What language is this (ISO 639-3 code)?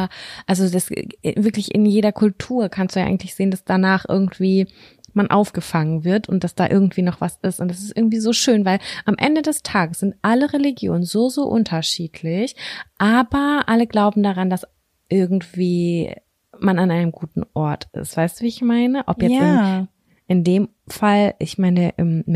deu